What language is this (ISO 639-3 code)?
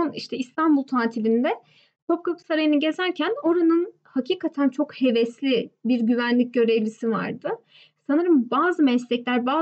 tur